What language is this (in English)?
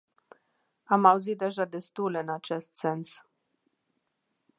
Romanian